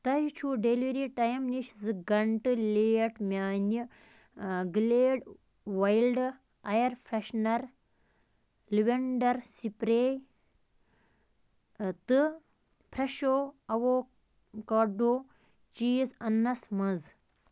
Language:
Kashmiri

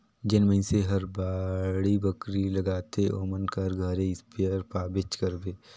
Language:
Chhattisgarhi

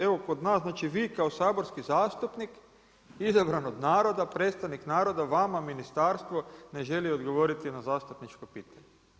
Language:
Croatian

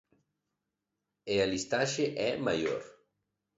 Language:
Galician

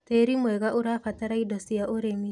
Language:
Kikuyu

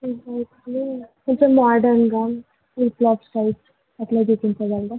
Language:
Telugu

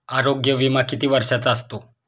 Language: Marathi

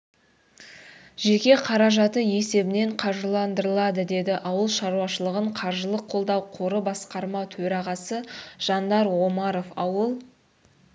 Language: Kazakh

